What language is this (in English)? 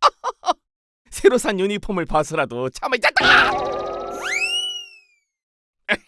Korean